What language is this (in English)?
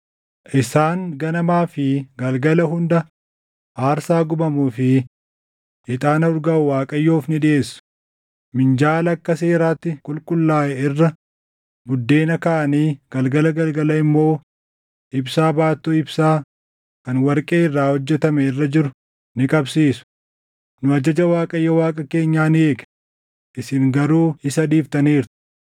Oromo